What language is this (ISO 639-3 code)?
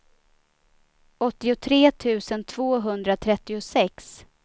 swe